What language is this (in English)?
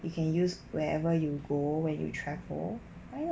English